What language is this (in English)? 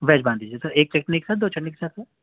Urdu